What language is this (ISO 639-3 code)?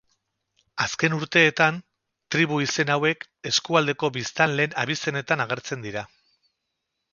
eus